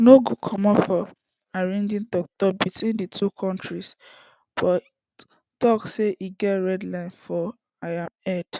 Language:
Nigerian Pidgin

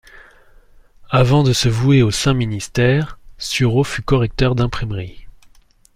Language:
French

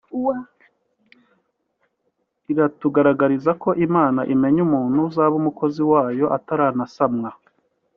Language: Kinyarwanda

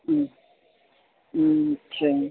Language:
Sindhi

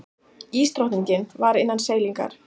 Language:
Icelandic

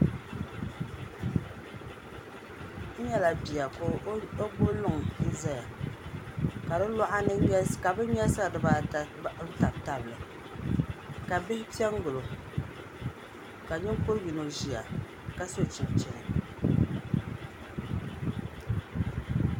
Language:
Dagbani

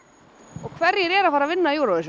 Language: Icelandic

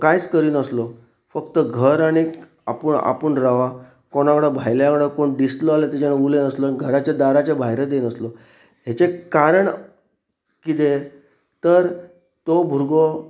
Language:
Konkani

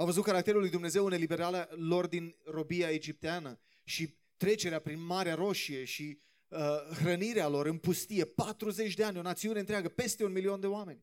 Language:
Romanian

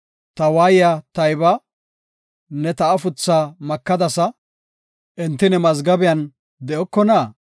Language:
Gofa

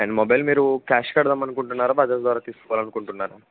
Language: Telugu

